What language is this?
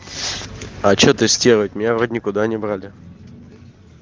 Russian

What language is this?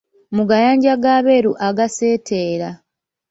Ganda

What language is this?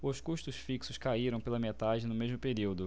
Portuguese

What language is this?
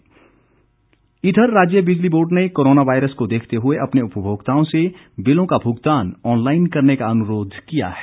Hindi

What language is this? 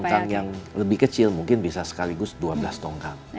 Indonesian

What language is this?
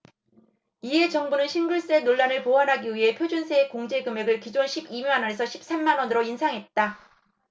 Korean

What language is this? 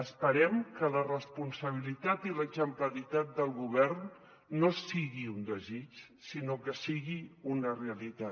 Catalan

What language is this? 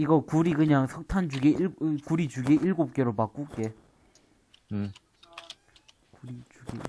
Korean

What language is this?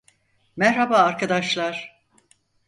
Turkish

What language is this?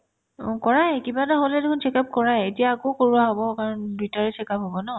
Assamese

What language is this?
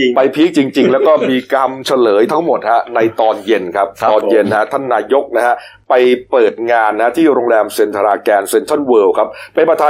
Thai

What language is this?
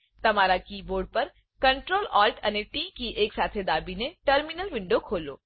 Gujarati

